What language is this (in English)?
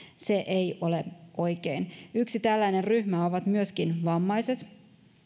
Finnish